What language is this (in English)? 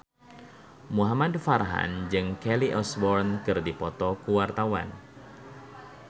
Sundanese